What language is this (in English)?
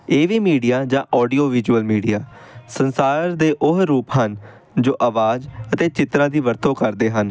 Punjabi